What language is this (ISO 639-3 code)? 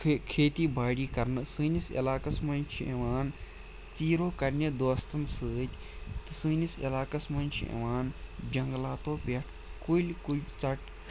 kas